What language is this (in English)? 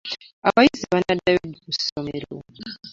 Ganda